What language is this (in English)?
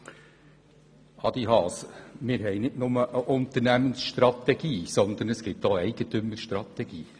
Swiss German